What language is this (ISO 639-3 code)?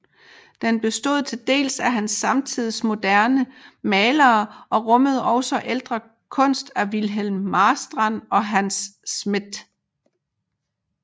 dan